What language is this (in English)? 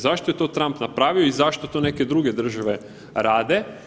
Croatian